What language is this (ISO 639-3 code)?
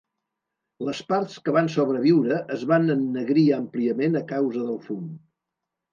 cat